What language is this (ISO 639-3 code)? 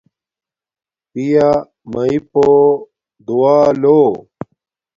dmk